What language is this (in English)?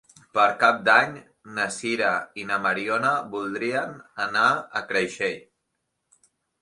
Catalan